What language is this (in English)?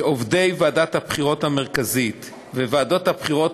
Hebrew